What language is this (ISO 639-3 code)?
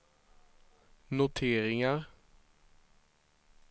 swe